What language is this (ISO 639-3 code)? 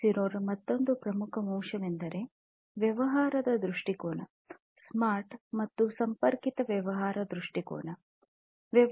kan